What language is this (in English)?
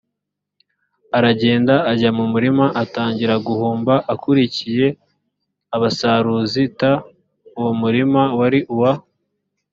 Kinyarwanda